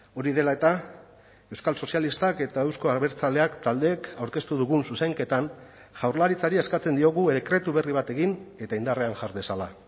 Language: Basque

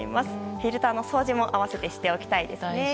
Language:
Japanese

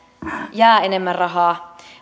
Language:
Finnish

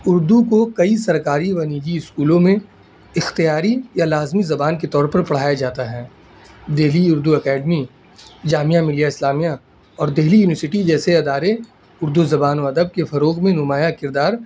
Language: Urdu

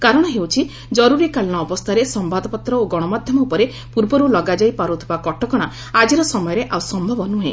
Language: Odia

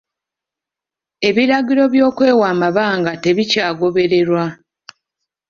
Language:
Ganda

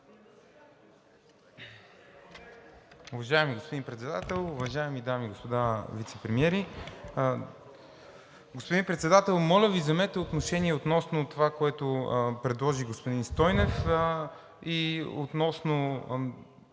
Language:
Bulgarian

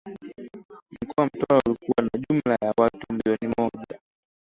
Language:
Swahili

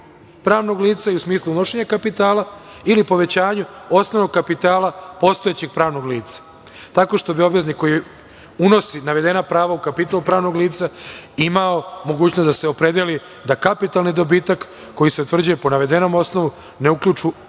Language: Serbian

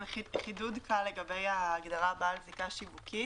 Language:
Hebrew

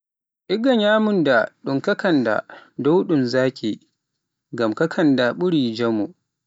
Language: Pular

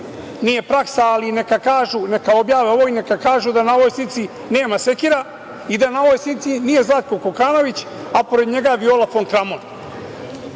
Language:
Serbian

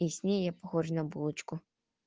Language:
Russian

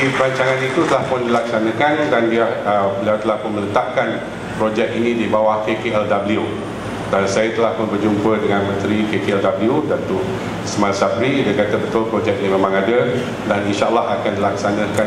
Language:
Malay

